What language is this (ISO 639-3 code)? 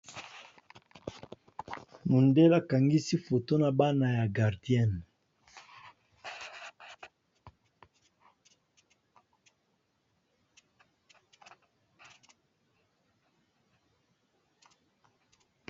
lin